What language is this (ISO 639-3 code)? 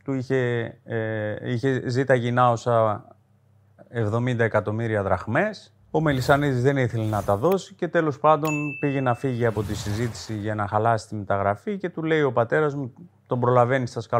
ell